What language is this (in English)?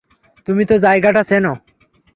Bangla